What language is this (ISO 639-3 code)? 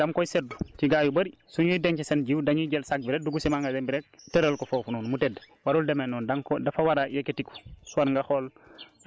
wol